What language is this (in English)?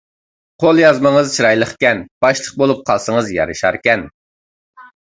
Uyghur